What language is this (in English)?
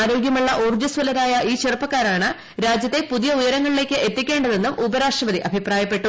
Malayalam